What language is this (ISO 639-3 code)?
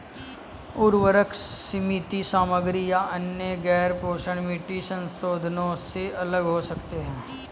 hin